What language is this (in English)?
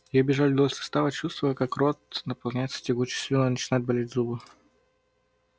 Russian